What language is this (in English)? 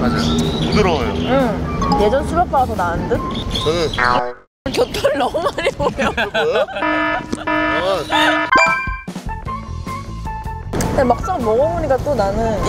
Korean